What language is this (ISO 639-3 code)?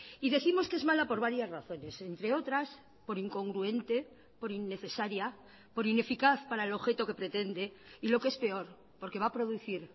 spa